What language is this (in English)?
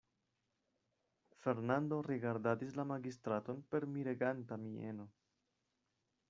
Esperanto